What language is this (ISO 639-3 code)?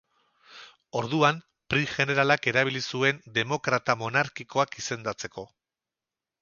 eus